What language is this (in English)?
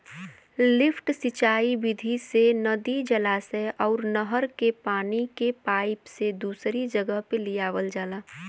Bhojpuri